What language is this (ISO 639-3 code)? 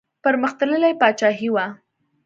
pus